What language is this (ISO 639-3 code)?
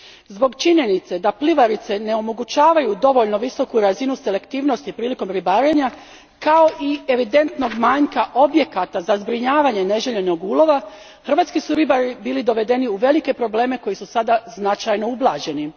hrv